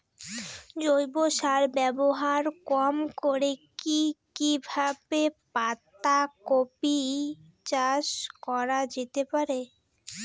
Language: Bangla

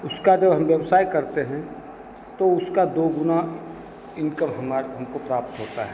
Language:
Hindi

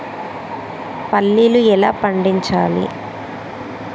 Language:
Telugu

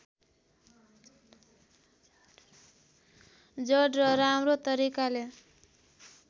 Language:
Nepali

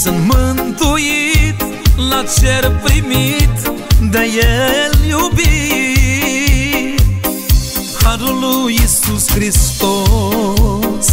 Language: Romanian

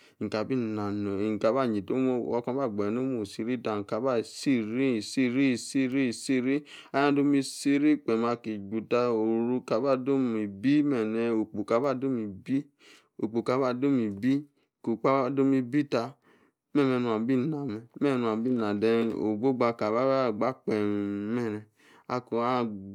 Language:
Yace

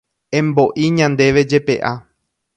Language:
Guarani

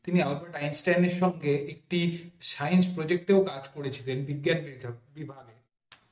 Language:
Bangla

